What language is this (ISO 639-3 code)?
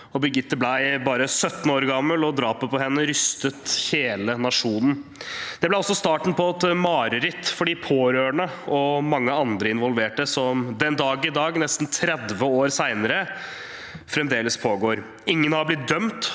nor